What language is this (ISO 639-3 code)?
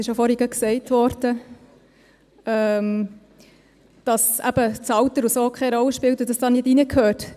gsw